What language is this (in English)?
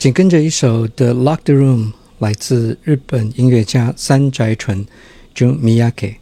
Chinese